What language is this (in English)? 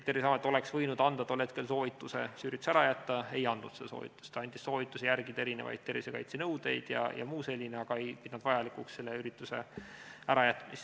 Estonian